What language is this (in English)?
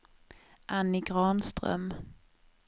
Swedish